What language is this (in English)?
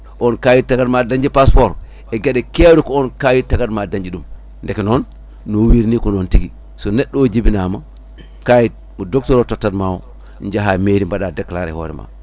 Fula